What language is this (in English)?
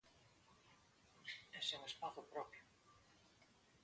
Galician